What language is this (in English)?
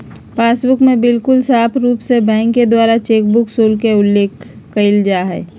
Magahi